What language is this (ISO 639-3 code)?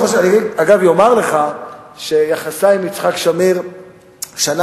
heb